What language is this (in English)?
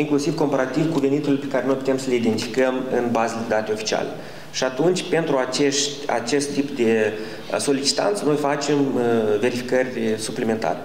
Romanian